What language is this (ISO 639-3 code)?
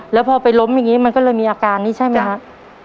tha